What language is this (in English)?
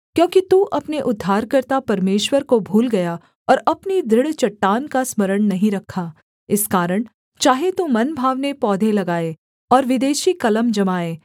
Hindi